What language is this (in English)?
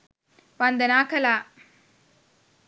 Sinhala